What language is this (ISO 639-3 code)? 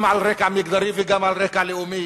heb